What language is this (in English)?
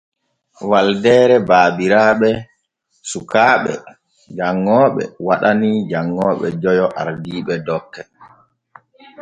Borgu Fulfulde